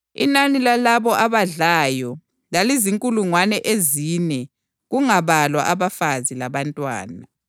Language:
North Ndebele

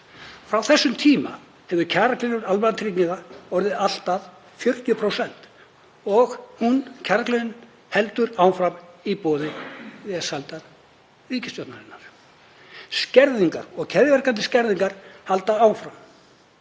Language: Icelandic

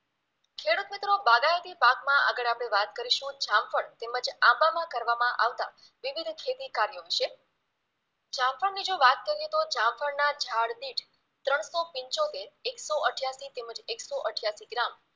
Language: Gujarati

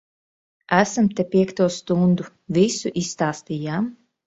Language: Latvian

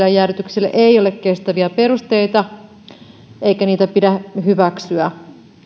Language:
Finnish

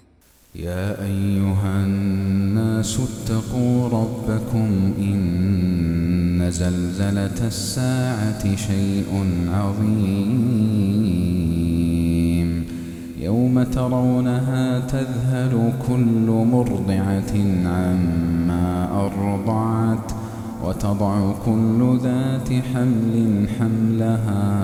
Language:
Arabic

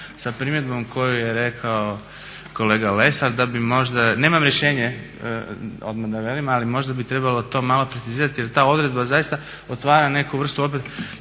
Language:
Croatian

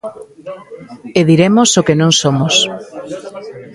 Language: Galician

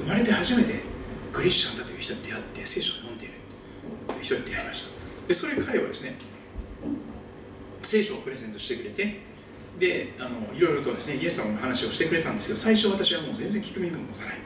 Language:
Japanese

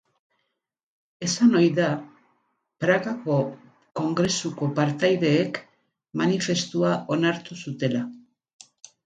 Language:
Basque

